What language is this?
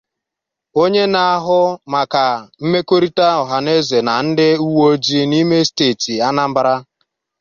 Igbo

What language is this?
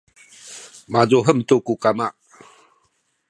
Sakizaya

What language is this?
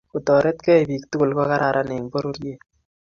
Kalenjin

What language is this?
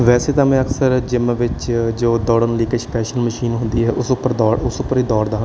Punjabi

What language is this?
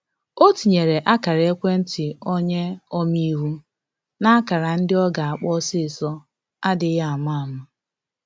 Igbo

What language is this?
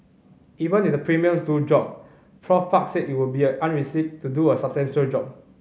English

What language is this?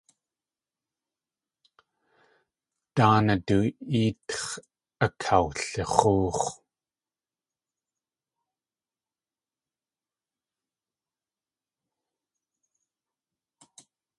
Tlingit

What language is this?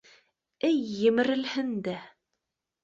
Bashkir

